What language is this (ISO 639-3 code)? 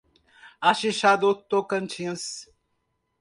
por